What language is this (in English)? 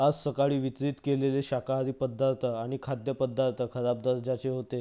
Marathi